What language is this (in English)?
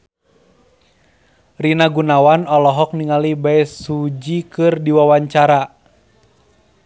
Sundanese